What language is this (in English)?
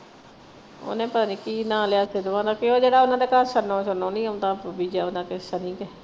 Punjabi